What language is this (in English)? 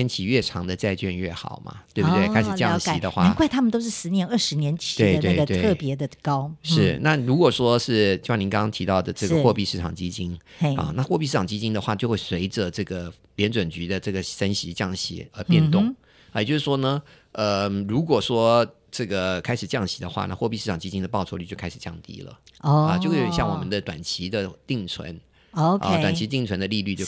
Chinese